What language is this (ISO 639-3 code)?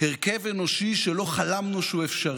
heb